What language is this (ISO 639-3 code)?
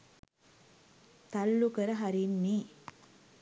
sin